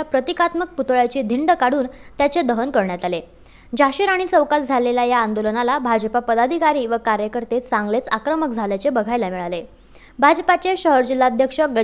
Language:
Marathi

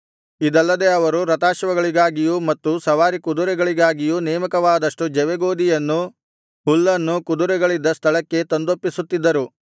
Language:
Kannada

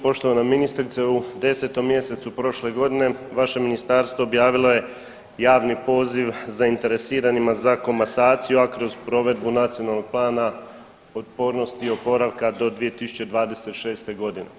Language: Croatian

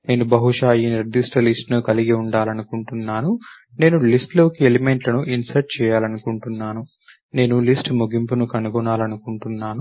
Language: Telugu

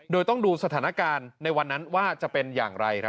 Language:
Thai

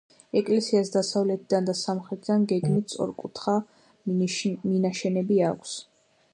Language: Georgian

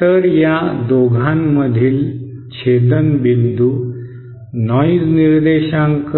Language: Marathi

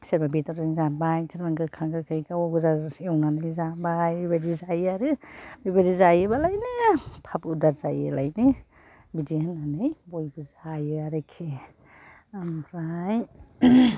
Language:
Bodo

